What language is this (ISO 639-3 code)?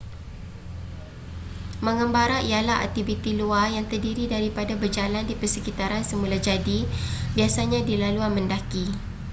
msa